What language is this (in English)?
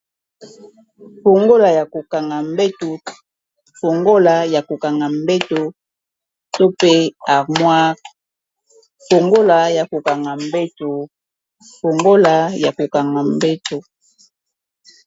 Lingala